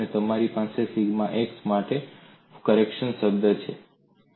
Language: Gujarati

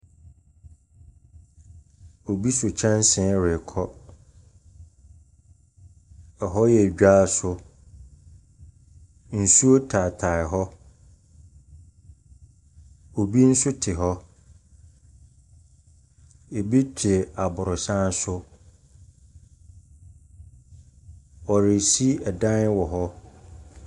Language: Akan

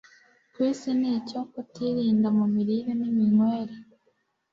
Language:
Kinyarwanda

